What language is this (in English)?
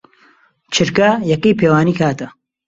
Central Kurdish